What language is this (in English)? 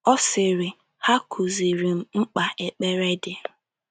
Igbo